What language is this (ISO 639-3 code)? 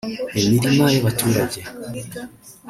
kin